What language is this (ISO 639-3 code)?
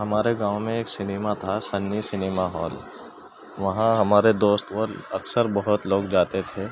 urd